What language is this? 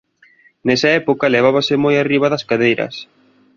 Galician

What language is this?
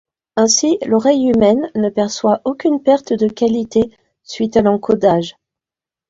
French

